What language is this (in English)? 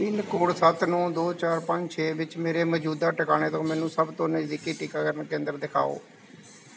Punjabi